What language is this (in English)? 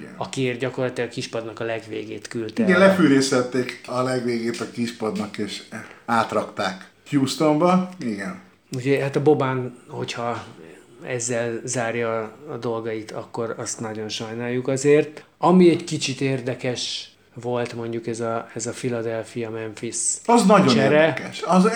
Hungarian